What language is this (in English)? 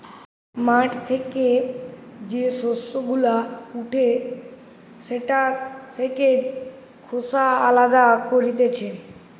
Bangla